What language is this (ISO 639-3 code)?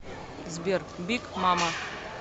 rus